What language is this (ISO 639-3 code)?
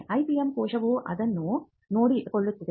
kan